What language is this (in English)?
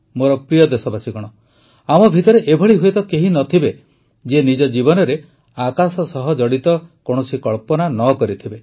Odia